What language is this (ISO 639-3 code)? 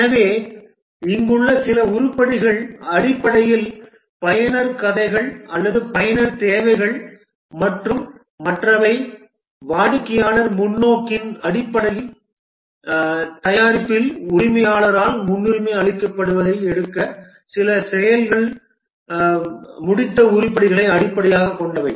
tam